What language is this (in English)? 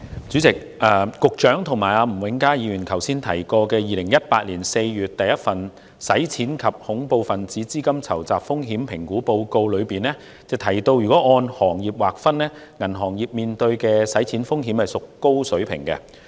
Cantonese